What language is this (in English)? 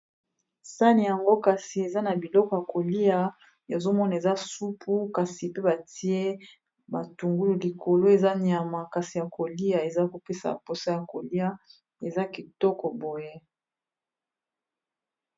Lingala